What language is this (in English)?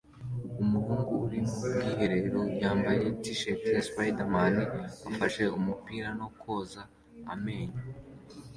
Kinyarwanda